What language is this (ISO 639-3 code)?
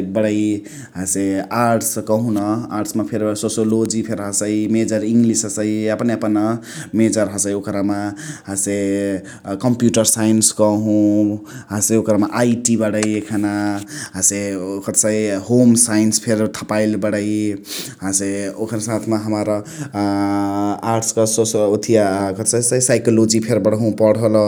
the